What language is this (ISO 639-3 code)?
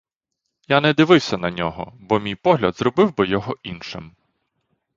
ukr